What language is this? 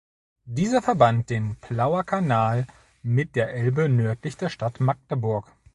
German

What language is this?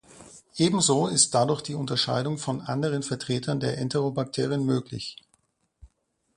German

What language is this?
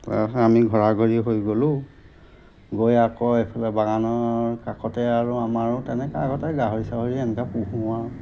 Assamese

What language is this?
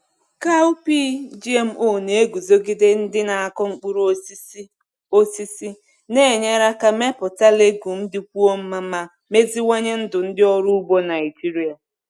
Igbo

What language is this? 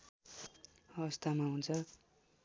Nepali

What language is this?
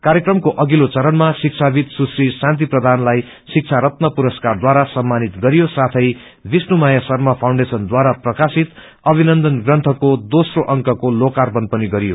Nepali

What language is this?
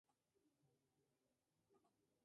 Spanish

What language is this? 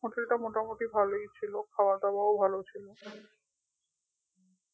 Bangla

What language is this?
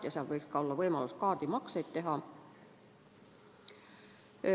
Estonian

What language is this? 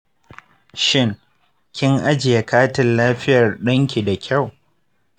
Hausa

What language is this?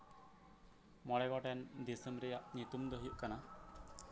Santali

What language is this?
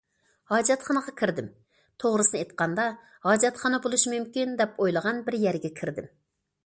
Uyghur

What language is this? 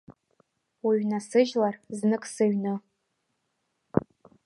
Abkhazian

